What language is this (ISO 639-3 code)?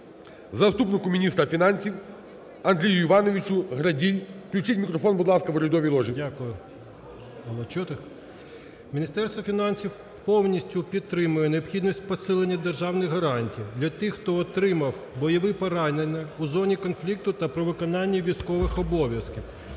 ukr